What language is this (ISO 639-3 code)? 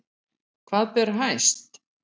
isl